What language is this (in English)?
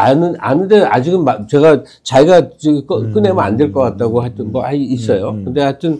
Korean